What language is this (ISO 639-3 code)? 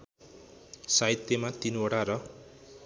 nep